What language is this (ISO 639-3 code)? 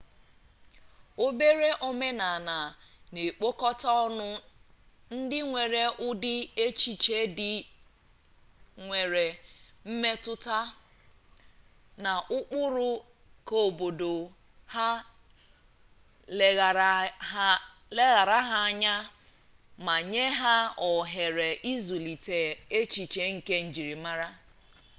ibo